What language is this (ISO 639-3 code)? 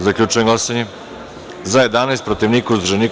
srp